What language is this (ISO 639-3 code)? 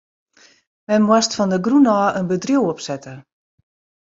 fry